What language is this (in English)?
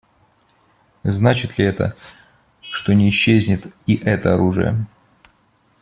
Russian